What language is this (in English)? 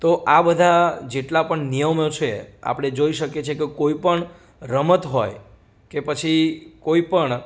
Gujarati